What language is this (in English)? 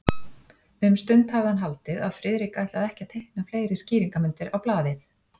Icelandic